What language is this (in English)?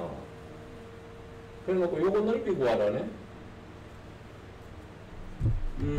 Korean